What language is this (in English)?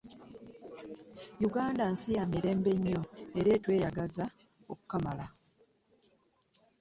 Ganda